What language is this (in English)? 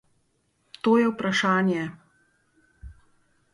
Slovenian